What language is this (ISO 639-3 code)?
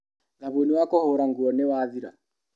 kik